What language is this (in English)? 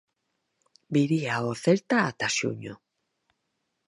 Galician